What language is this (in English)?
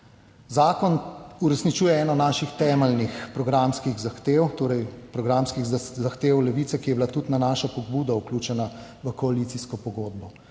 Slovenian